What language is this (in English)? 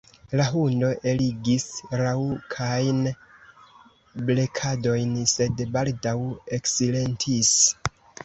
Esperanto